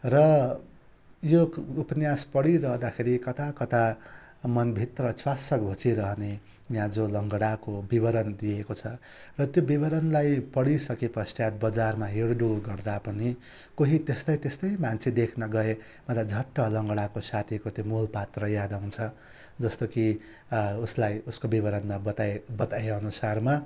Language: Nepali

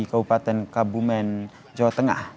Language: Indonesian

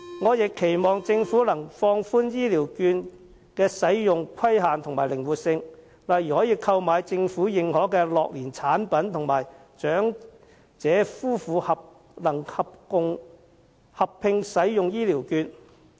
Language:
Cantonese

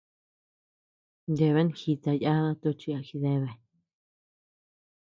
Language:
Tepeuxila Cuicatec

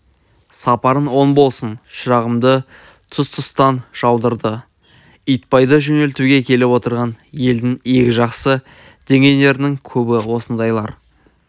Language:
Kazakh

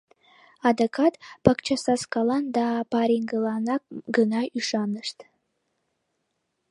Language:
Mari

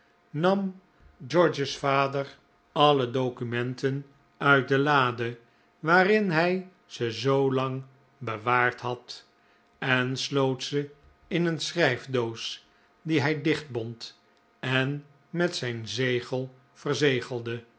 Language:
Dutch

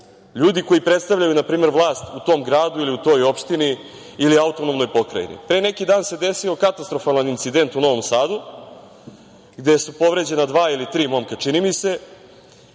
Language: Serbian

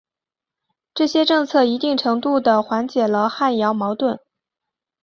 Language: Chinese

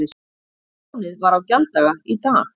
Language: Icelandic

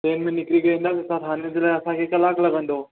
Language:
Sindhi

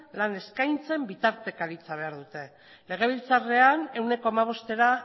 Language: Basque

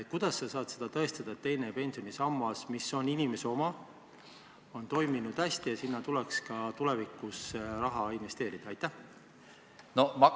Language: Estonian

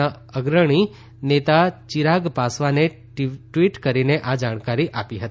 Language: Gujarati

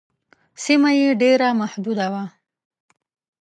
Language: Pashto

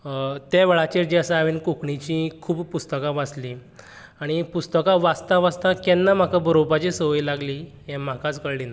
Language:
Konkani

